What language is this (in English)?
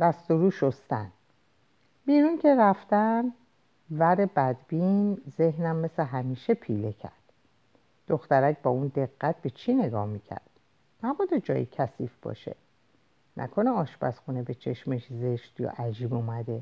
Persian